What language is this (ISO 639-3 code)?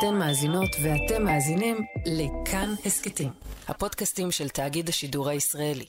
heb